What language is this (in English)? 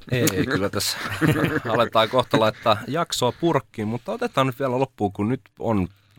Finnish